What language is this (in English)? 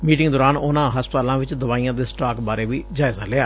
Punjabi